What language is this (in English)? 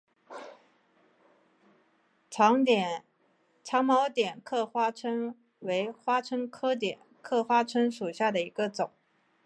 Chinese